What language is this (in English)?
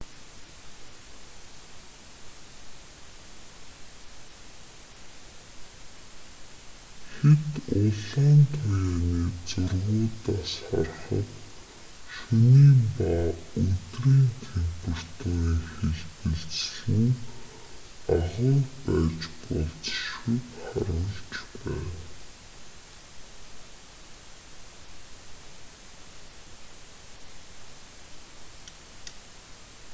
Mongolian